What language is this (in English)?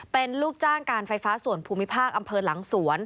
Thai